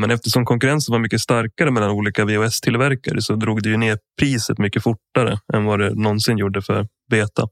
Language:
Swedish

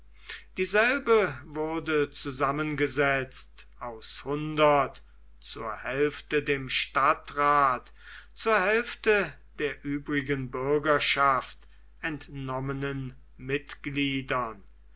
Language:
German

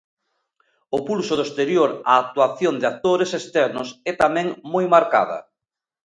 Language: Galician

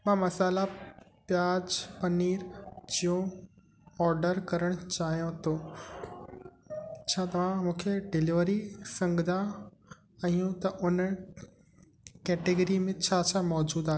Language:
Sindhi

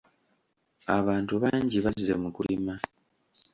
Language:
Ganda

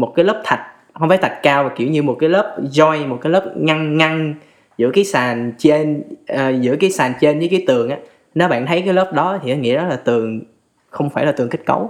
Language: Vietnamese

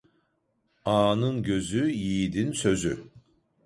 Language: Turkish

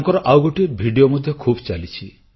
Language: Odia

